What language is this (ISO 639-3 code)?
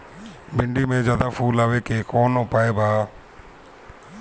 bho